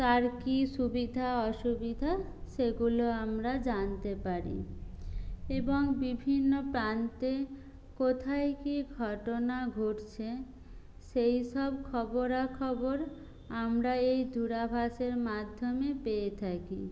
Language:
Bangla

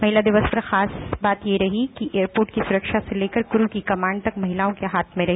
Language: Hindi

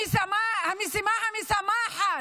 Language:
Hebrew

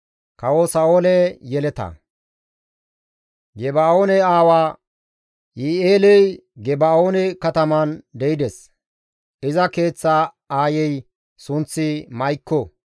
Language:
Gamo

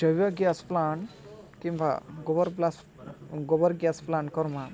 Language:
Odia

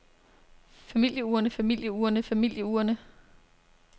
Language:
Danish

